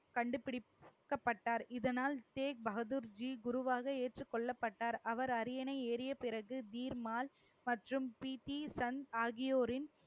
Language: Tamil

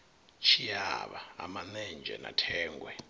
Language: Venda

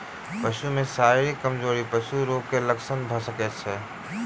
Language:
Maithili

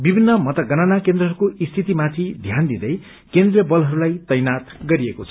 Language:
Nepali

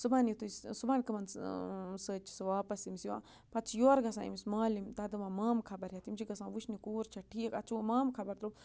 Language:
Kashmiri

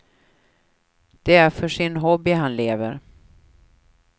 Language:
Swedish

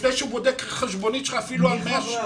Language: Hebrew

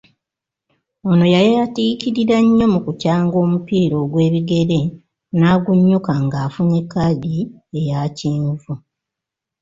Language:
Ganda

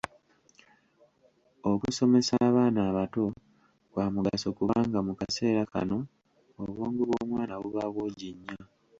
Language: Ganda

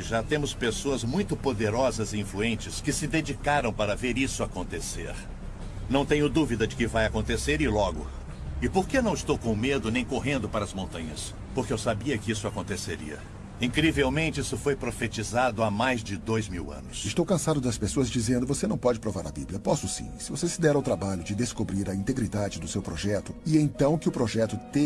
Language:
Portuguese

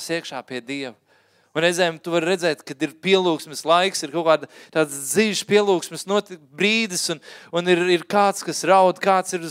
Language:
Finnish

